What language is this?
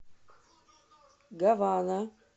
Russian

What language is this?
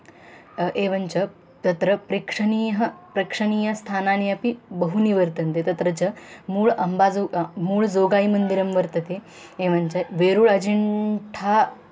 Sanskrit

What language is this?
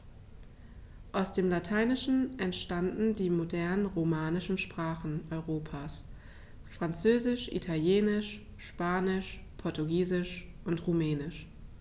German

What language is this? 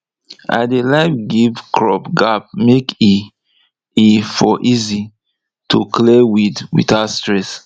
Nigerian Pidgin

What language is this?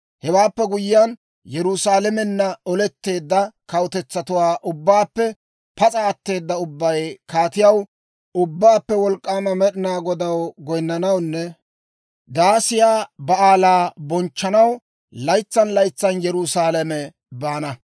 Dawro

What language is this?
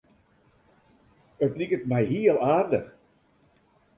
Western Frisian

